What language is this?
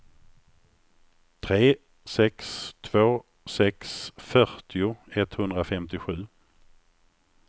Swedish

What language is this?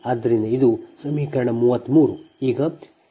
Kannada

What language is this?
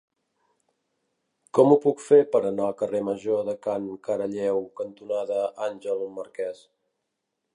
Catalan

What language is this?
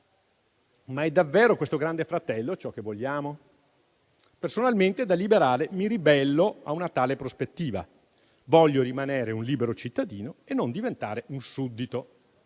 Italian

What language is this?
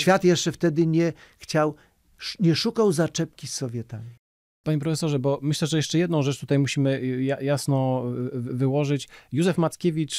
Polish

